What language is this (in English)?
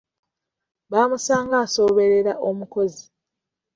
Ganda